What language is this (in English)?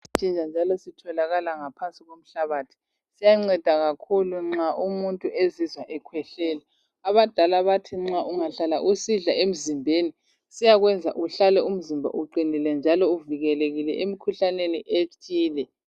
North Ndebele